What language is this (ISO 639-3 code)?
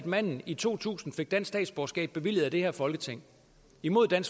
dan